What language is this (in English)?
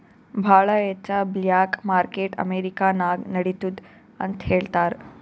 Kannada